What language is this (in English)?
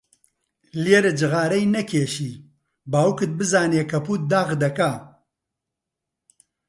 Central Kurdish